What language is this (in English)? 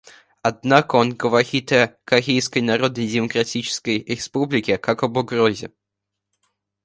Russian